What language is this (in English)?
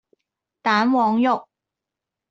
Cantonese